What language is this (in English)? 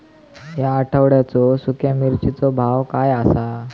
Marathi